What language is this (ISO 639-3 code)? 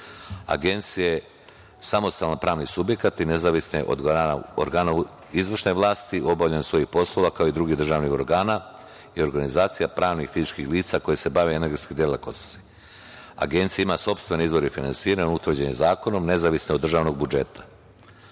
srp